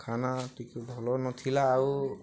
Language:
Odia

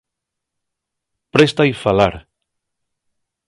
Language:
Asturian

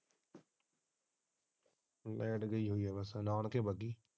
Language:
Punjabi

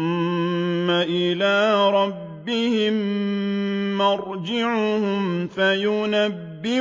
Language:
Arabic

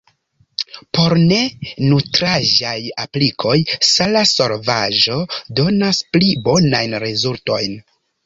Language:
Esperanto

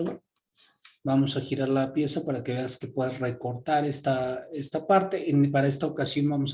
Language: Spanish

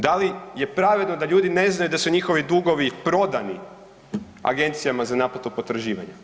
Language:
Croatian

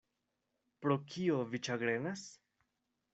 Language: Esperanto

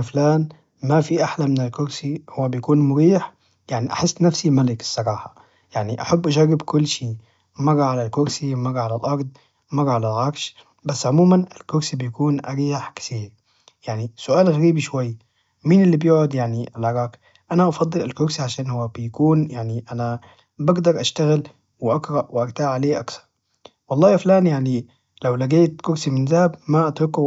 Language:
Najdi Arabic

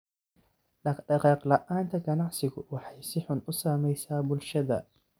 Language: Somali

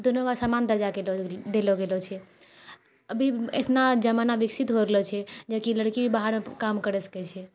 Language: Maithili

